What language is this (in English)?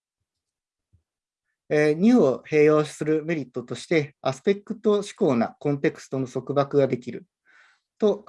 Japanese